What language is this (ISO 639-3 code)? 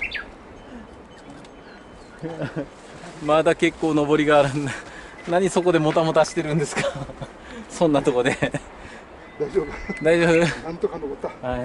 jpn